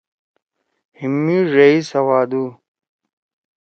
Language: Torwali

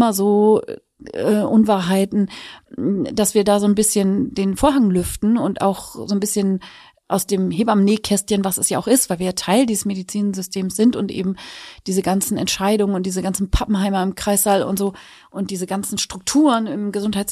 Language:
German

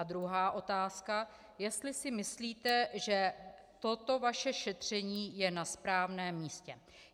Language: Czech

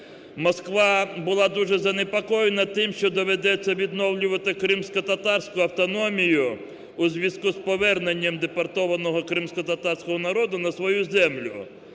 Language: Ukrainian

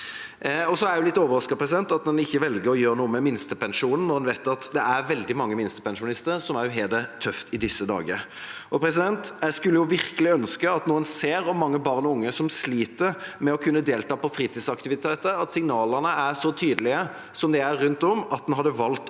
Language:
Norwegian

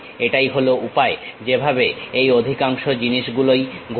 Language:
Bangla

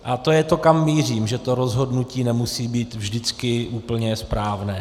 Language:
Czech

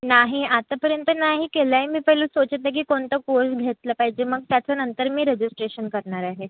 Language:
Marathi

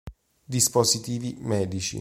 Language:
Italian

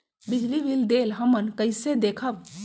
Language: Magahi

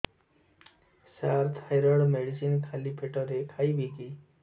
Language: Odia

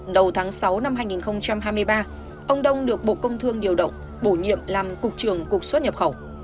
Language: Vietnamese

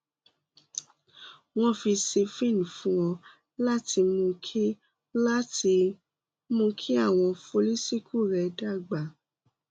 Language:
Yoruba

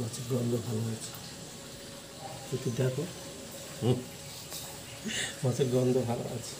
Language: Turkish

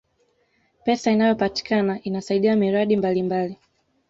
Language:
Swahili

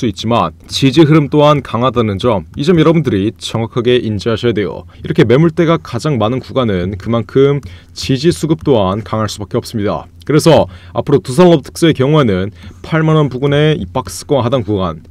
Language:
Korean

